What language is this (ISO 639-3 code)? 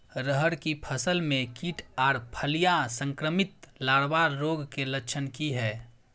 mai